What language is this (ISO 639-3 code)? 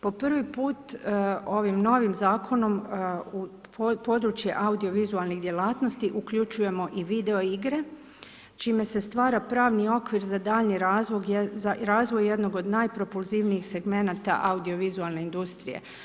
hrv